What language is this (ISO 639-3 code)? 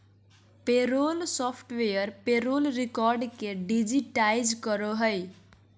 mag